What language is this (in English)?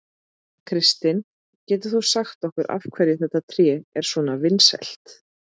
Icelandic